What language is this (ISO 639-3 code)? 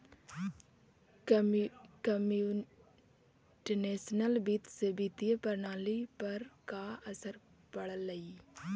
mag